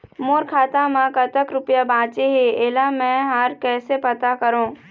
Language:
Chhattisgarhi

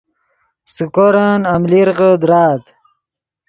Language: Yidgha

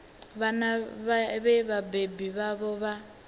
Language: Venda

